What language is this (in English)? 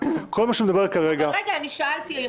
Hebrew